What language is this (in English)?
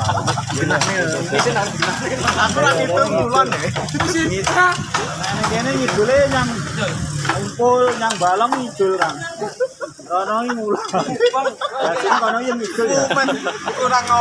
Indonesian